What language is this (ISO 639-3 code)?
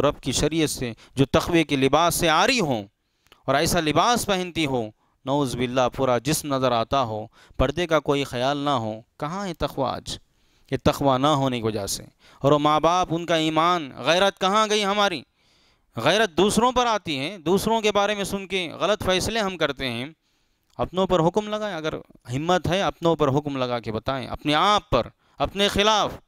hin